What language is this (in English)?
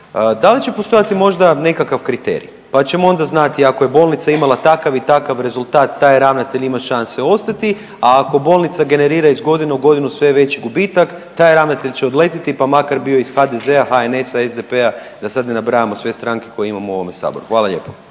Croatian